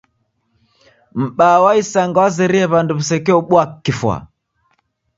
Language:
Taita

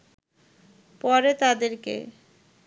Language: Bangla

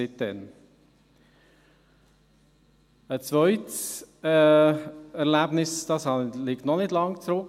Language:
Swiss German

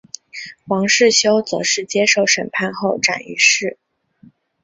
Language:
Chinese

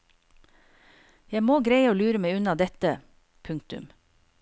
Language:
Norwegian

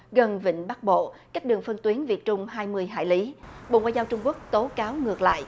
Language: Vietnamese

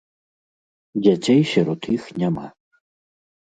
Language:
Belarusian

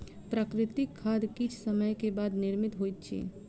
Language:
Maithili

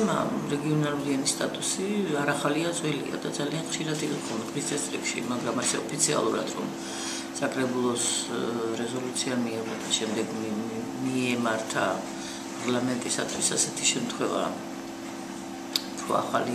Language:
Romanian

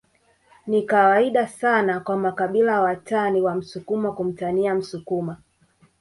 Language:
Swahili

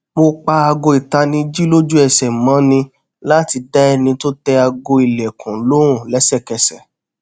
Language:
Yoruba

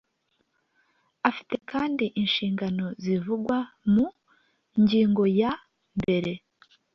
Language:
Kinyarwanda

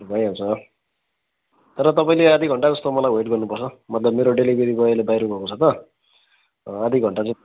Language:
Nepali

